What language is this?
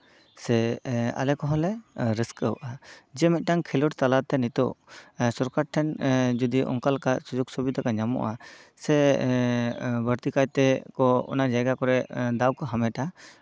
Santali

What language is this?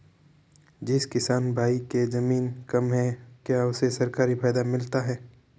Hindi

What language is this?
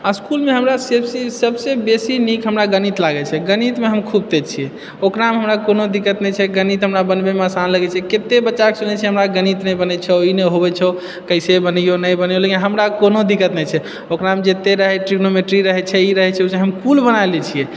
Maithili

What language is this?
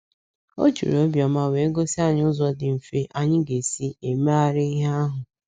Igbo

